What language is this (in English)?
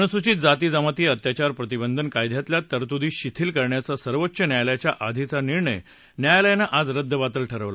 Marathi